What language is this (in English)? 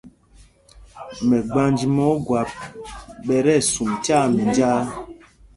Mpumpong